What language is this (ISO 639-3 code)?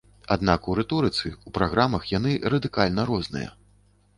bel